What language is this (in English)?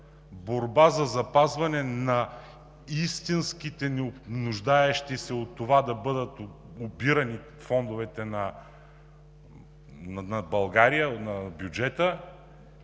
Bulgarian